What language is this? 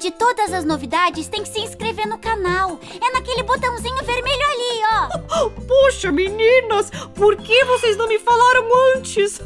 Portuguese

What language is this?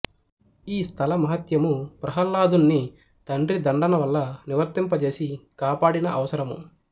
Telugu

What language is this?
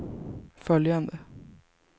Swedish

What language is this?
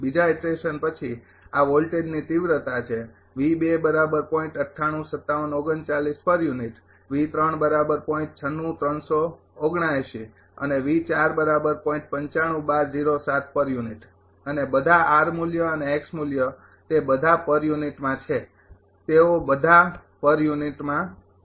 Gujarati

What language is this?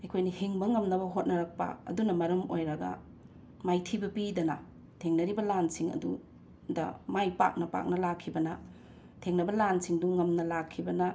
Manipuri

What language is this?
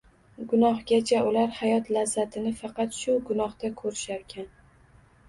Uzbek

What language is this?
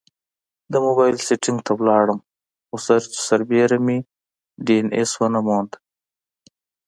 Pashto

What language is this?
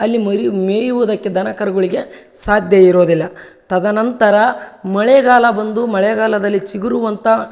Kannada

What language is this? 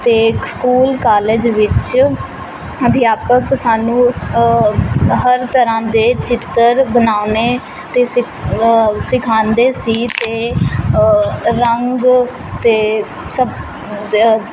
Punjabi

